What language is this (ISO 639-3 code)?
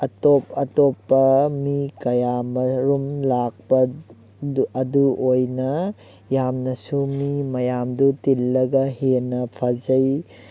mni